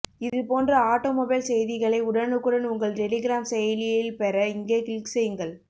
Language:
Tamil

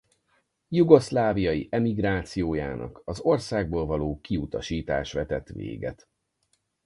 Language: Hungarian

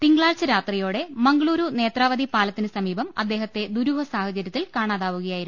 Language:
Malayalam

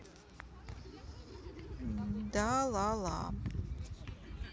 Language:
Russian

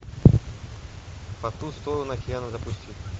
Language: Russian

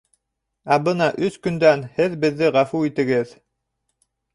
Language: Bashkir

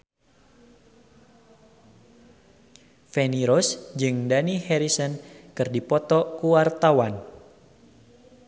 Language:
Sundanese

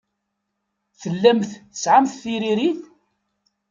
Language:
Kabyle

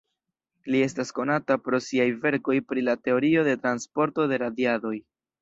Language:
Esperanto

